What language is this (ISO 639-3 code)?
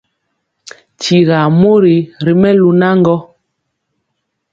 mcx